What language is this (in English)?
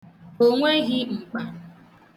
Igbo